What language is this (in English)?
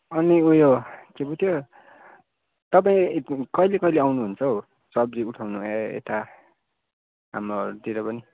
Nepali